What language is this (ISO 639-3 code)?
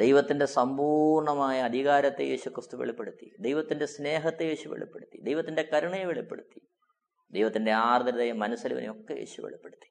mal